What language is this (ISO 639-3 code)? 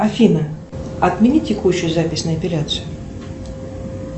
rus